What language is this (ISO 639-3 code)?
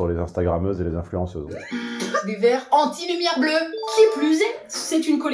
fra